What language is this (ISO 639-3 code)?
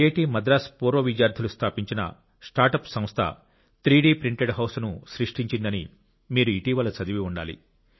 tel